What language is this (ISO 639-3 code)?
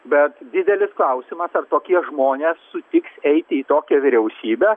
lit